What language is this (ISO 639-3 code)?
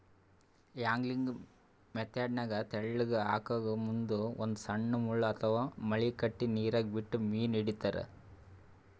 kan